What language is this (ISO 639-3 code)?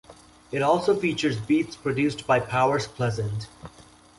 eng